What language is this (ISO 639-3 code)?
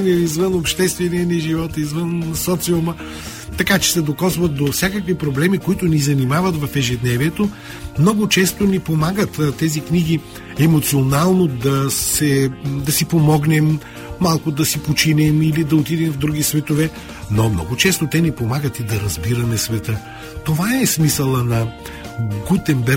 bul